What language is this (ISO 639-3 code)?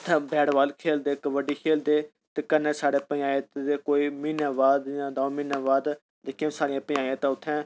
doi